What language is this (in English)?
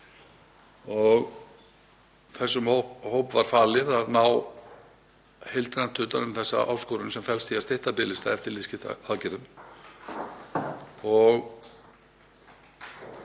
Icelandic